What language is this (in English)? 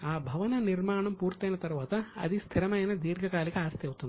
Telugu